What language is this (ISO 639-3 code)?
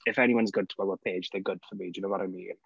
eng